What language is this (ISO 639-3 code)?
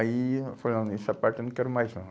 por